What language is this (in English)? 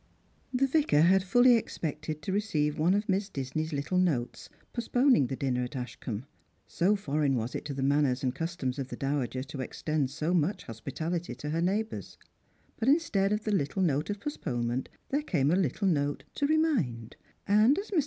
English